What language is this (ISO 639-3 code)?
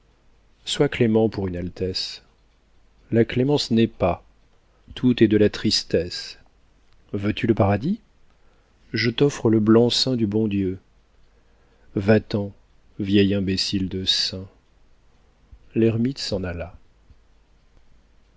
fra